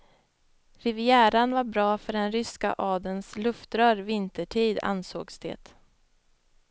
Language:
Swedish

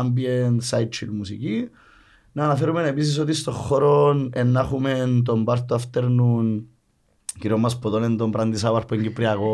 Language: Greek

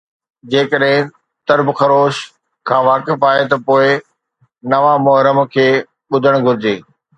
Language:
Sindhi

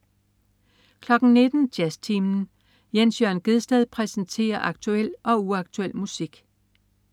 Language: Danish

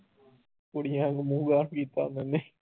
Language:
Punjabi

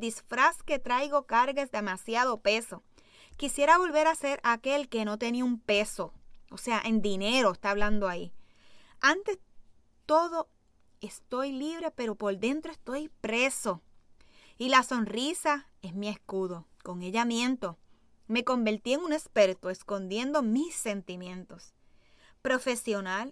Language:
Spanish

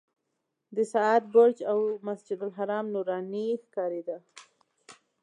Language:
Pashto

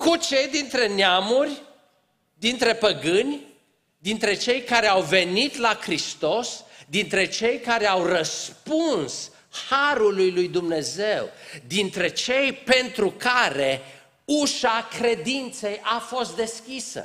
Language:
Romanian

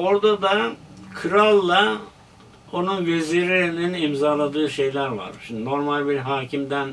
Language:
Turkish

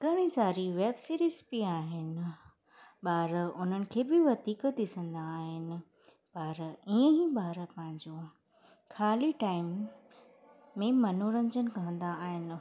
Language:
Sindhi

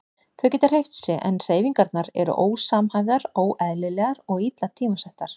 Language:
Icelandic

